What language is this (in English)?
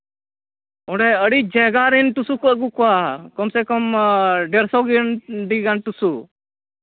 Santali